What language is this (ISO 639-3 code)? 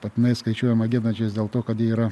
lit